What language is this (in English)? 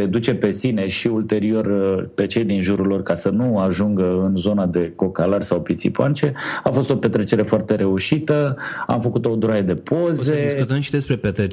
Romanian